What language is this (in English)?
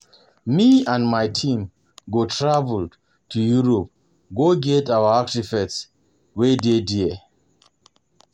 Nigerian Pidgin